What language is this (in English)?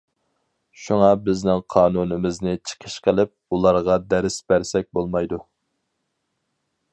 Uyghur